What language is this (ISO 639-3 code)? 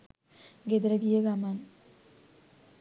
sin